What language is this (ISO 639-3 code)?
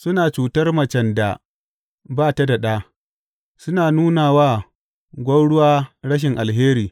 hau